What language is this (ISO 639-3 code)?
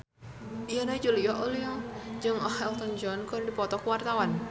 sun